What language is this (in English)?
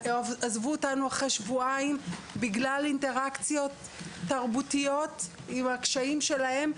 Hebrew